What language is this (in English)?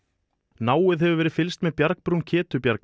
Icelandic